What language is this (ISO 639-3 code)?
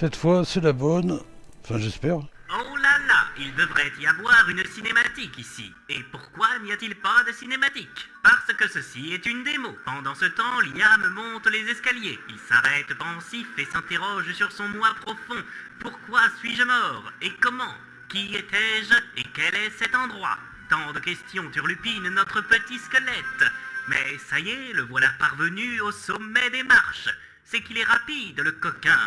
fra